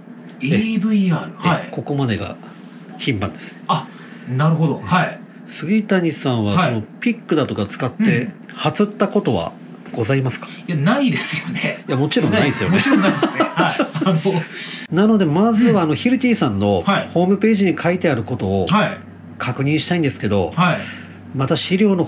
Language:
Japanese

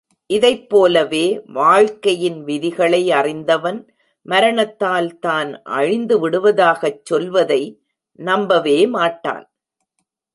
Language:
Tamil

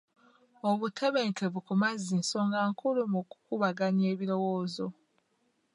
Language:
Ganda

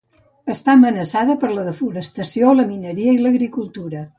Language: Catalan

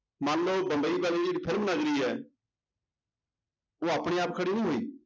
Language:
Punjabi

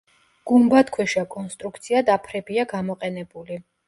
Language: Georgian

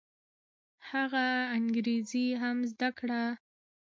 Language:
Pashto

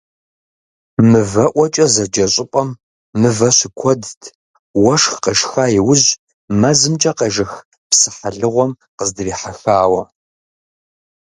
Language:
Kabardian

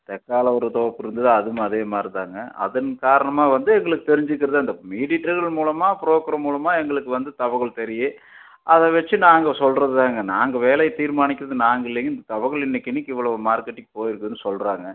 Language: Tamil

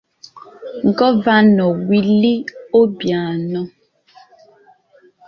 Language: Igbo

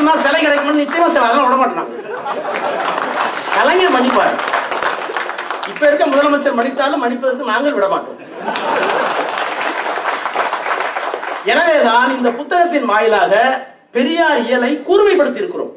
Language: Tamil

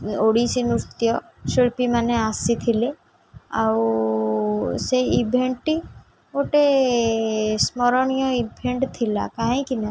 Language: Odia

